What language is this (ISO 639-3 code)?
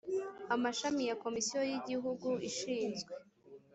kin